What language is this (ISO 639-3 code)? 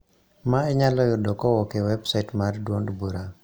luo